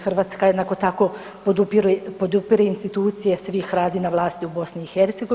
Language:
Croatian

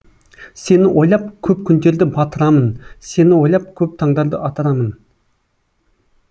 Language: Kazakh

